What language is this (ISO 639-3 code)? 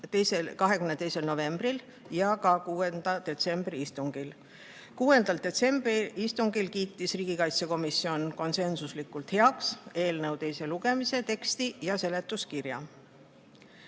est